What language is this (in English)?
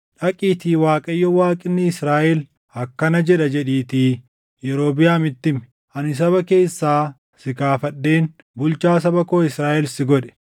Oromo